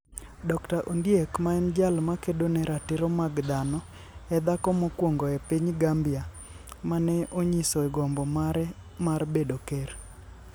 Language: Luo (Kenya and Tanzania)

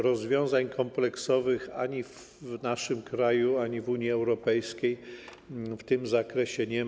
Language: Polish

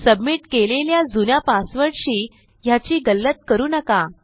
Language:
Marathi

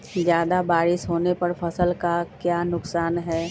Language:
Magahi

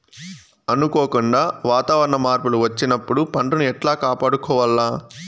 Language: Telugu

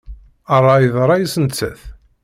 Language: Kabyle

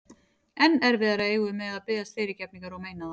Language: Icelandic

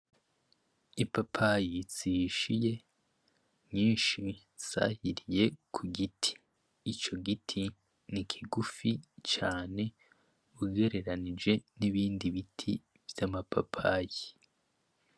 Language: Rundi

